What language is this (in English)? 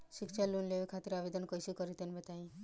Bhojpuri